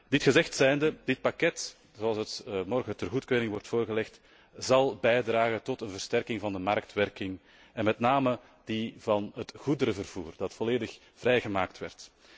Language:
Dutch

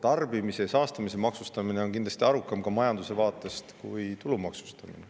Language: Estonian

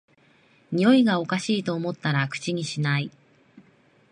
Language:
Japanese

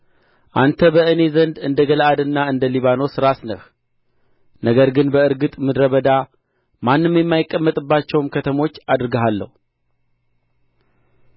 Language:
Amharic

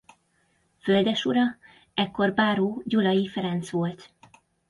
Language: Hungarian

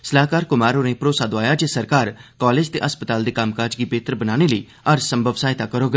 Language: Dogri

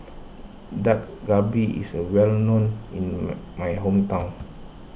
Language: English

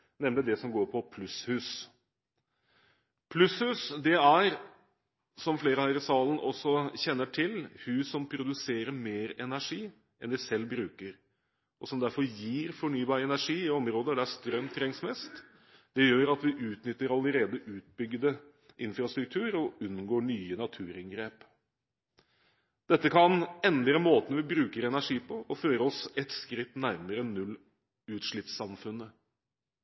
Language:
Norwegian Bokmål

